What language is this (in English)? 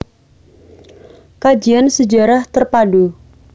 Javanese